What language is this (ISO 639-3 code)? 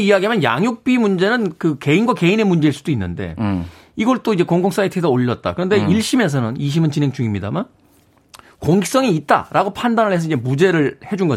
kor